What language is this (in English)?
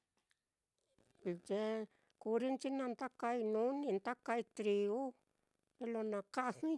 Mitlatongo Mixtec